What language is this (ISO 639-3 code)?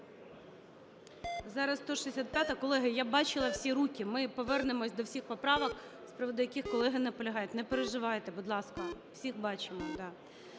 ukr